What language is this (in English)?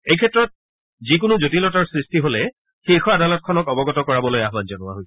Assamese